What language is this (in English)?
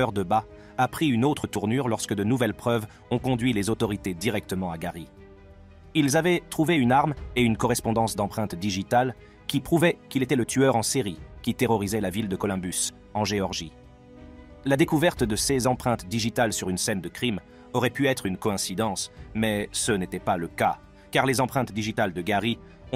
French